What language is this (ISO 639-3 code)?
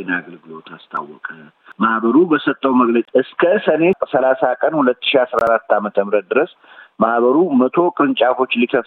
amh